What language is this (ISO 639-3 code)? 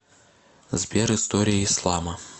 rus